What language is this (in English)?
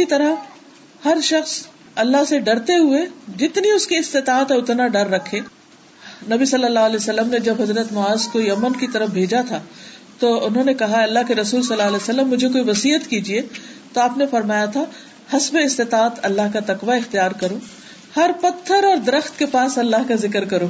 Urdu